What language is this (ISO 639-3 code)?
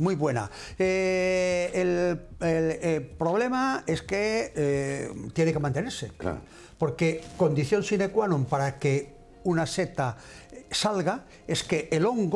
spa